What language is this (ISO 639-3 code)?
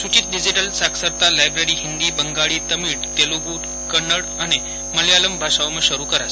guj